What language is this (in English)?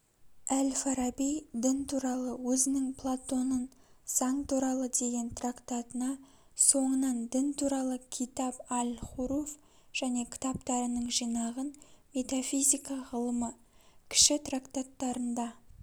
Kazakh